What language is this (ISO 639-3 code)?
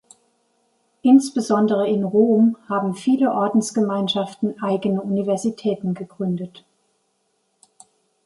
deu